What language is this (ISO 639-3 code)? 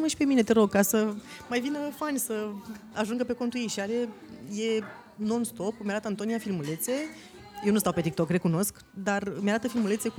ron